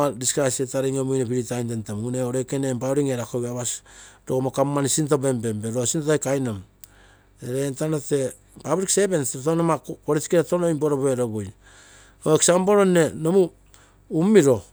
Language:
Terei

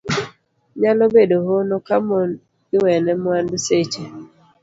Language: Luo (Kenya and Tanzania)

